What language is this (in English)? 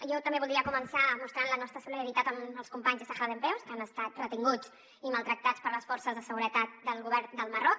Catalan